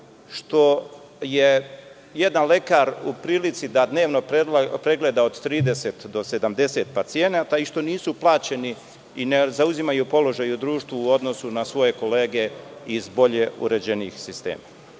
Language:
Serbian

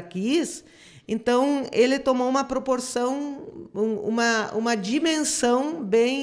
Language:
Portuguese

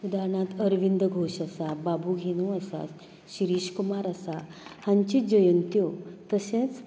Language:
Konkani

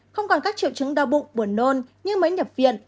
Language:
Vietnamese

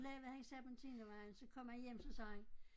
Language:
Danish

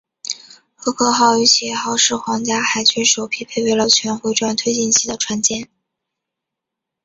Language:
Chinese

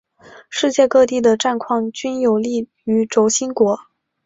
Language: Chinese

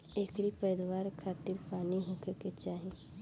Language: Bhojpuri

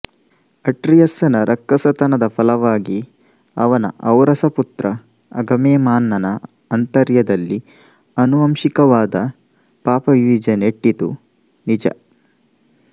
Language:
Kannada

